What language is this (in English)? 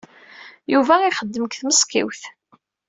Kabyle